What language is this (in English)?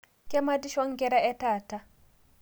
Masai